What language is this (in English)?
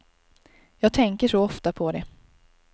Swedish